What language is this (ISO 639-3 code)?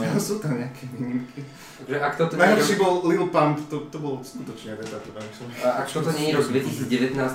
slk